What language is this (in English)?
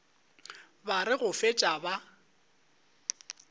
Northern Sotho